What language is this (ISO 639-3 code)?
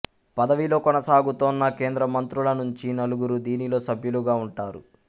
tel